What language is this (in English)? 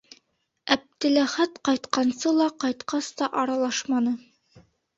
Bashkir